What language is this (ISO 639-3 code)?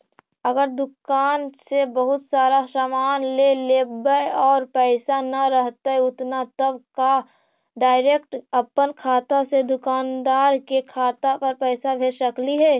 mag